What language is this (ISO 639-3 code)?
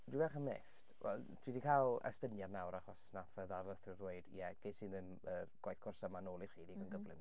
cym